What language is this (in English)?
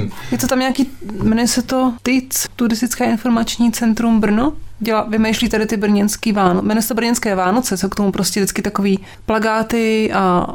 Czech